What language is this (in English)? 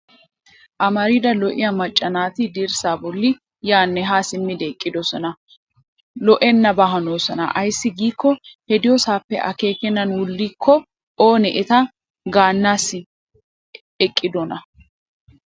Wolaytta